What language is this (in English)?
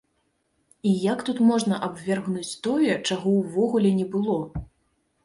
Belarusian